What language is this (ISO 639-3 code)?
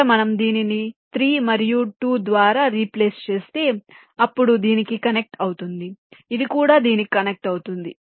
tel